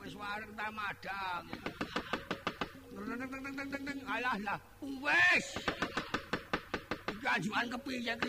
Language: Indonesian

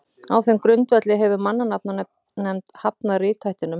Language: Icelandic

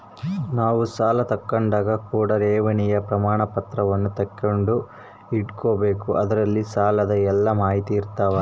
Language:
Kannada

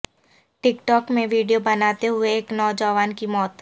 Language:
Urdu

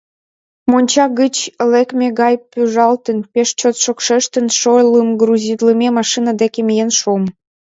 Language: Mari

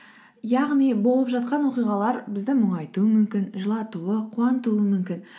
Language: Kazakh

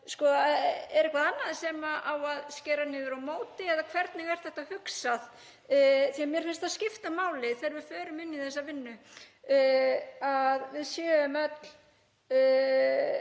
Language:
Icelandic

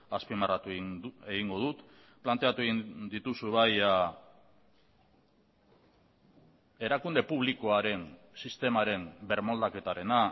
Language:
Basque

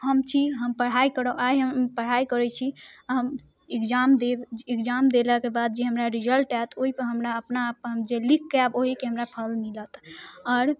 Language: Maithili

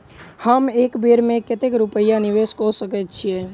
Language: Maithili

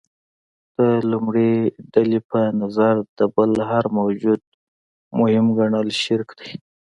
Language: Pashto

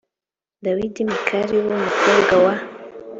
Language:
Kinyarwanda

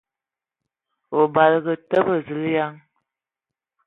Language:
Ewondo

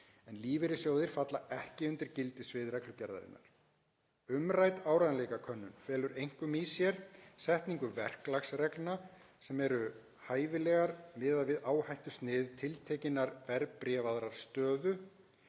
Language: Icelandic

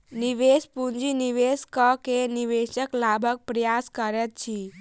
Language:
Maithili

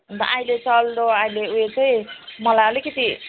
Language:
Nepali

